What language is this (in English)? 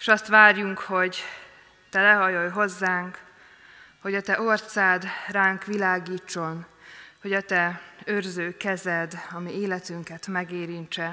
Hungarian